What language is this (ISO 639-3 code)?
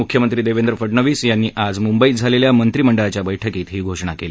mar